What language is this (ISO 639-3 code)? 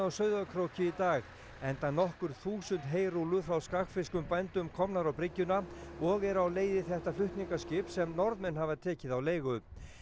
isl